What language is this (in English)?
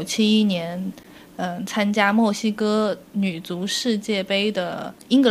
Chinese